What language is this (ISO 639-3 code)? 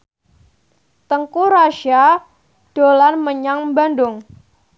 jav